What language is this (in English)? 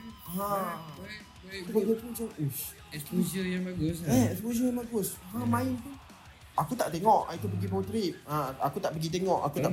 Malay